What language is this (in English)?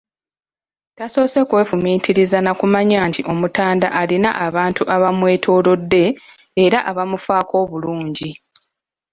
Ganda